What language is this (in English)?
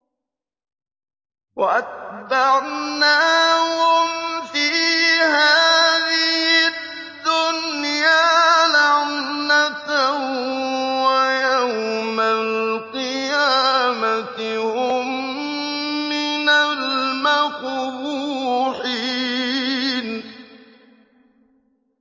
Arabic